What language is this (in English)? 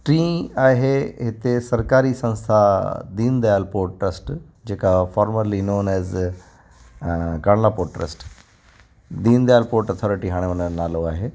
Sindhi